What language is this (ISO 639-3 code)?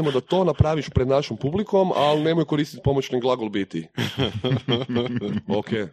hrv